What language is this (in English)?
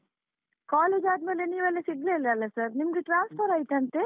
Kannada